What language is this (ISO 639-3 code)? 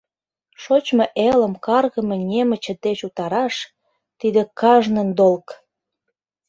chm